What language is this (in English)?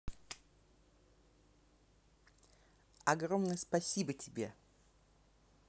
Russian